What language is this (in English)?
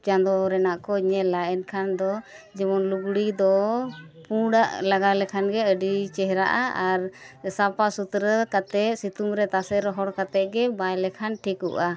Santali